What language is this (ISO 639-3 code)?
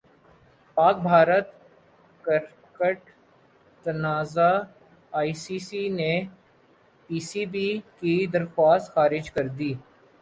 urd